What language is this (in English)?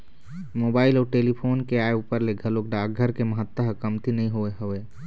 Chhattisgarhi